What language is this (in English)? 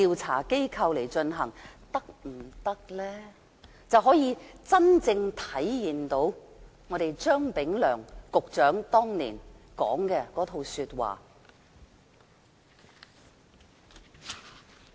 Cantonese